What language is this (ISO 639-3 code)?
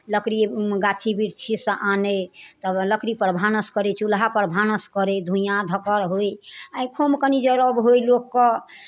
mai